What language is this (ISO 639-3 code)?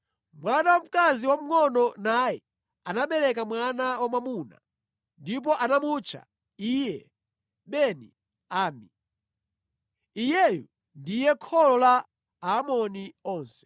nya